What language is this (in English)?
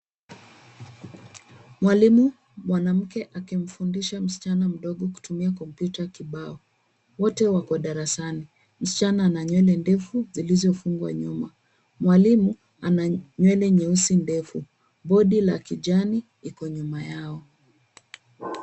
Swahili